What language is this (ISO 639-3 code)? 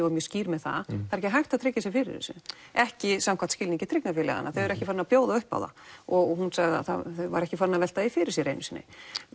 isl